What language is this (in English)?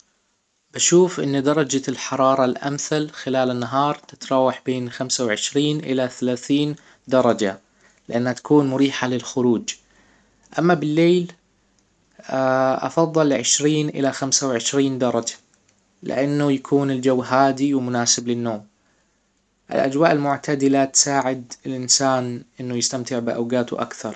Hijazi Arabic